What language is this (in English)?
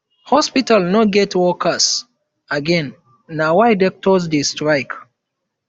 Nigerian Pidgin